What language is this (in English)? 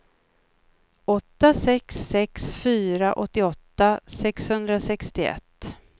Swedish